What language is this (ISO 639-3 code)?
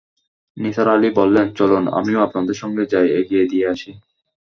ben